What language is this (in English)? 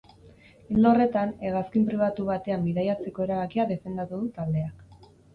Basque